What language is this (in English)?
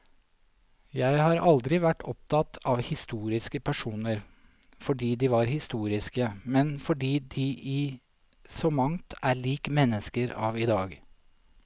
Norwegian